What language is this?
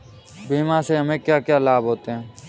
Hindi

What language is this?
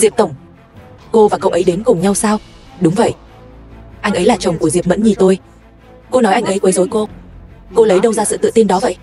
Vietnamese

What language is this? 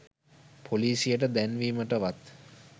Sinhala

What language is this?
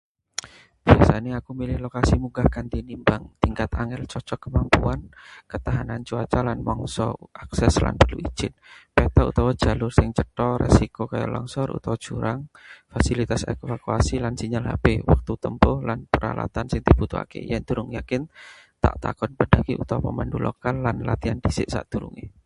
Javanese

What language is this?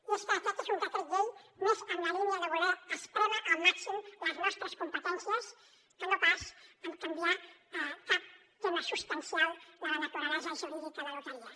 Catalan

